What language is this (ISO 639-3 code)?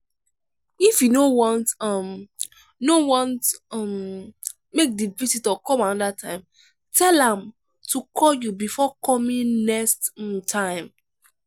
pcm